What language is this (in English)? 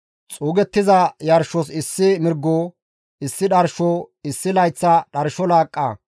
Gamo